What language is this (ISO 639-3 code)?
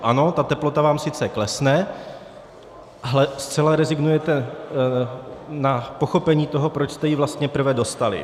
ces